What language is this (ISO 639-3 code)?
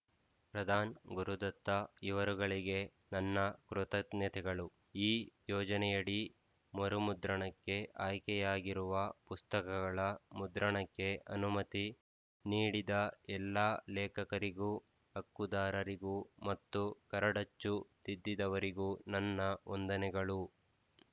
kan